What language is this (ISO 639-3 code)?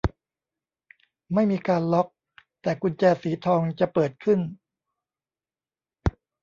tha